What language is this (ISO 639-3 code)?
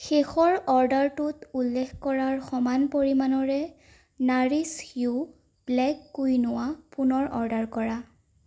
asm